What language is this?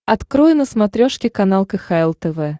Russian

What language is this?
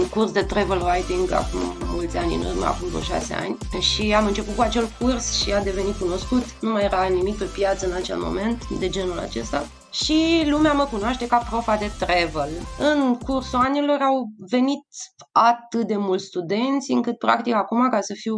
Romanian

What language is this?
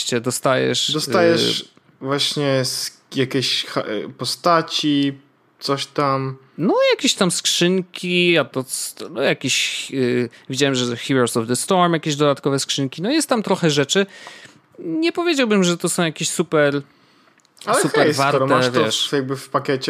Polish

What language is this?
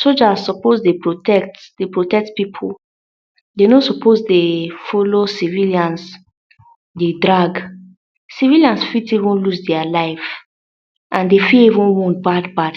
Nigerian Pidgin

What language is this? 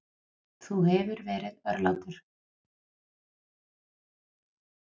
Icelandic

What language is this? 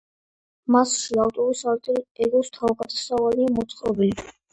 Georgian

